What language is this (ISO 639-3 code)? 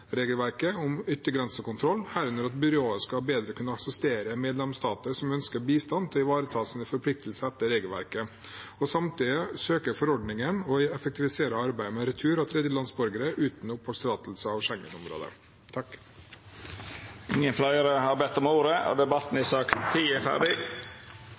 nor